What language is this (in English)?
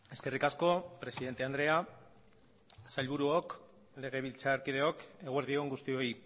Basque